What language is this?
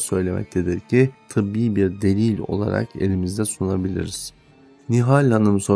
Turkish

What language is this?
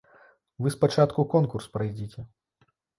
Belarusian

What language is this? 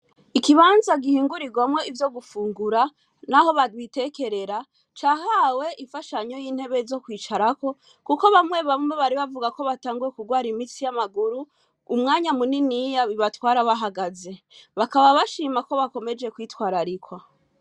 Rundi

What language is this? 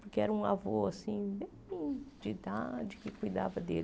Portuguese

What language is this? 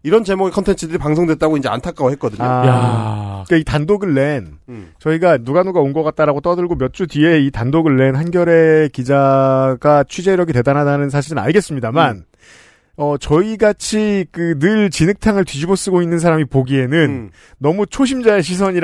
Korean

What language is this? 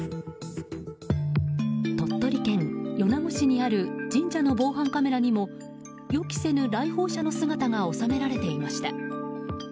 Japanese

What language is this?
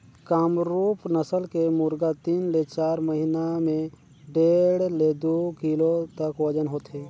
Chhattisgarhi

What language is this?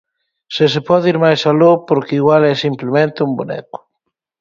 Galician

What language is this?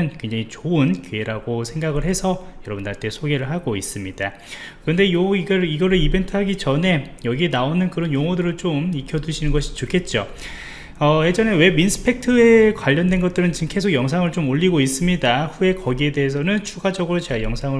Korean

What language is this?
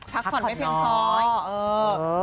Thai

